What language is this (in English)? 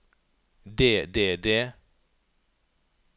Norwegian